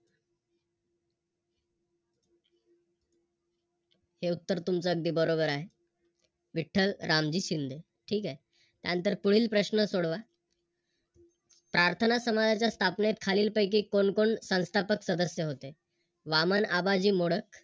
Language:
Marathi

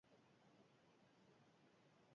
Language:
Basque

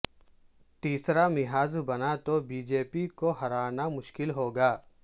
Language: Urdu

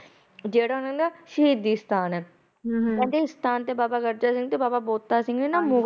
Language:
Punjabi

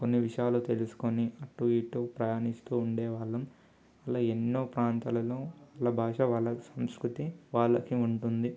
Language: Telugu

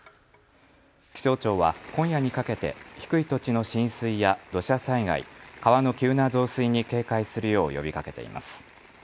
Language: Japanese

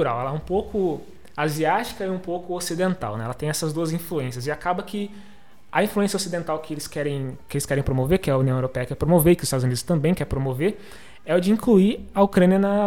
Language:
Portuguese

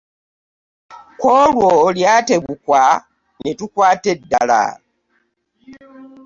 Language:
Ganda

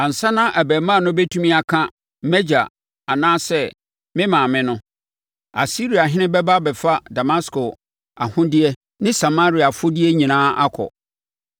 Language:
Akan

